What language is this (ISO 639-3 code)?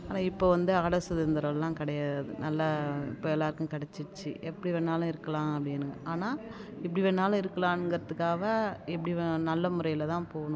tam